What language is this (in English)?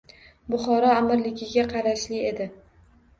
Uzbek